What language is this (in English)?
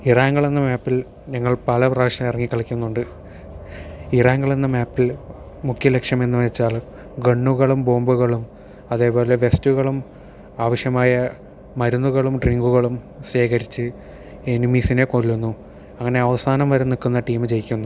Malayalam